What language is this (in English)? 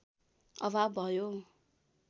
Nepali